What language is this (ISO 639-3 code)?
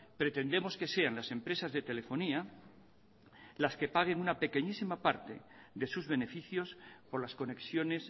spa